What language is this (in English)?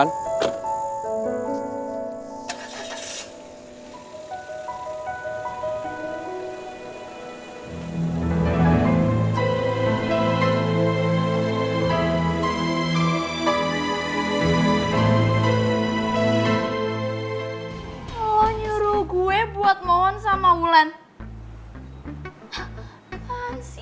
Indonesian